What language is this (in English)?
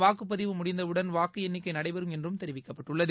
Tamil